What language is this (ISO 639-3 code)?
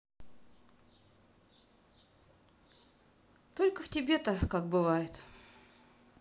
rus